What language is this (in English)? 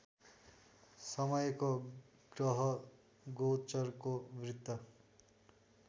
Nepali